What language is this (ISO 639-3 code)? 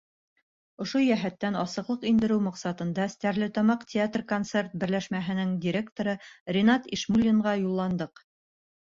bak